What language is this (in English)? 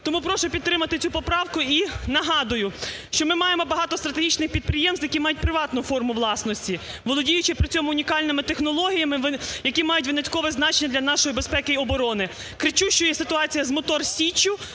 Ukrainian